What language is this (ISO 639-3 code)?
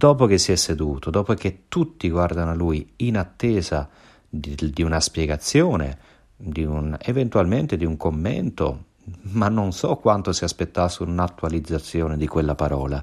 ita